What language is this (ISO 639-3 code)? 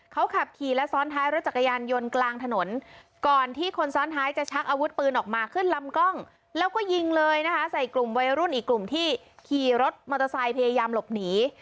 tha